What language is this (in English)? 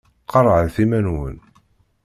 Kabyle